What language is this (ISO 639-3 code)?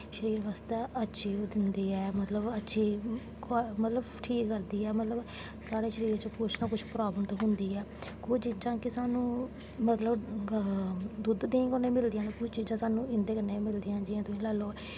doi